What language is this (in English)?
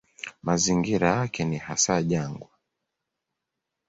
Swahili